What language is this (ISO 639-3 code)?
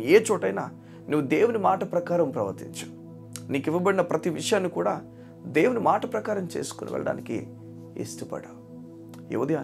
tel